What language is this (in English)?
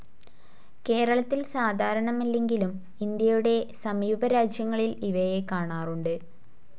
Malayalam